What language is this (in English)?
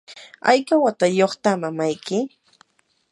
Yanahuanca Pasco Quechua